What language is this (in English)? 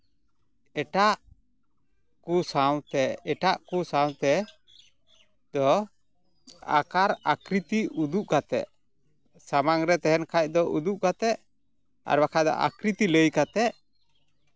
Santali